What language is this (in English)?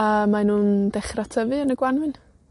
Welsh